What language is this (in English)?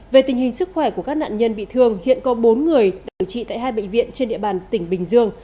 Vietnamese